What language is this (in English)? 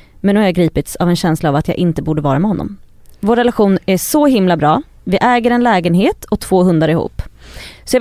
Swedish